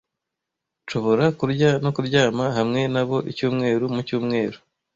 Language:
Kinyarwanda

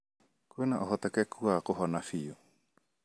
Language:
Kikuyu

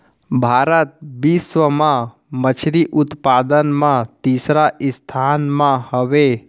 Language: Chhattisgarhi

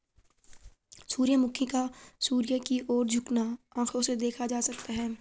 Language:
Hindi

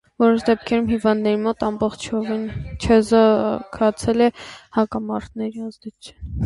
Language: Armenian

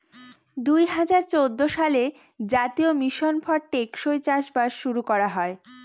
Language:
Bangla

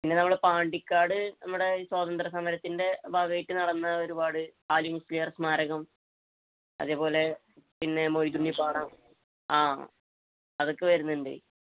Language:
Malayalam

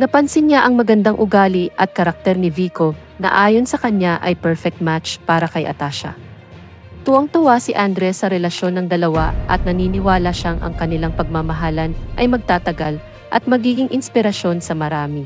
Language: Filipino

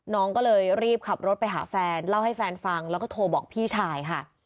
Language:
Thai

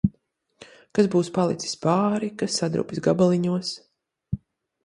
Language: Latvian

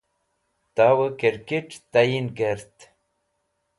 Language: Wakhi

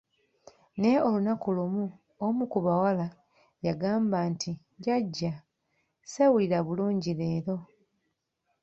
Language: Ganda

